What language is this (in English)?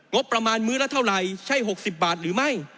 Thai